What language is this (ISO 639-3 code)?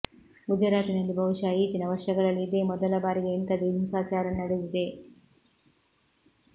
kan